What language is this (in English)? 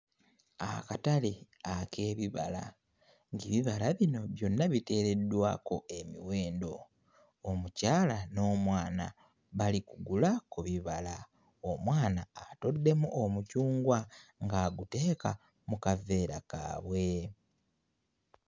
Ganda